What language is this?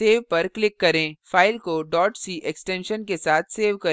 Hindi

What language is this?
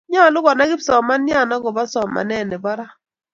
Kalenjin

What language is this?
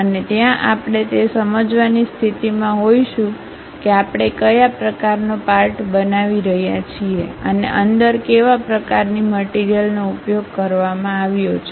Gujarati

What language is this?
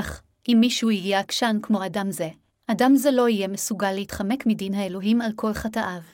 Hebrew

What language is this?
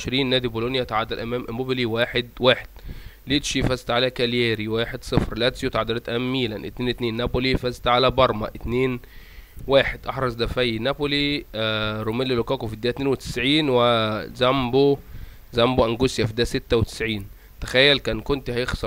Arabic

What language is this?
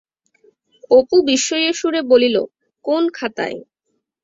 Bangla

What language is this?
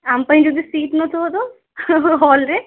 Odia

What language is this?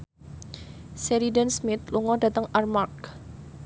Javanese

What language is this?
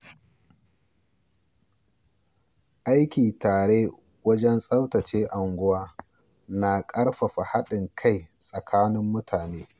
Hausa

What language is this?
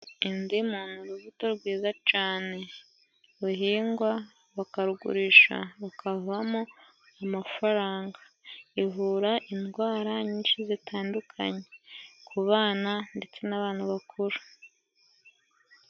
Kinyarwanda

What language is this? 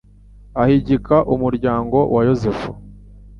Kinyarwanda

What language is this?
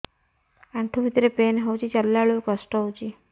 Odia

